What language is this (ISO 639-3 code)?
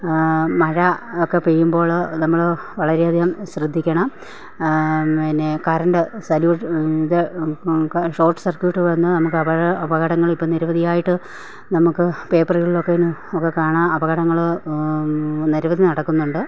mal